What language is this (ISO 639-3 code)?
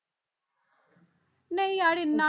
pan